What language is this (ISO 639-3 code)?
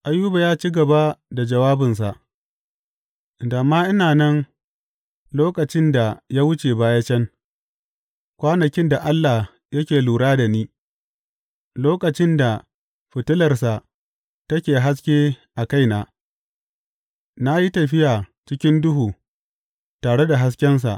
hau